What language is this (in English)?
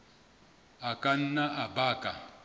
Southern Sotho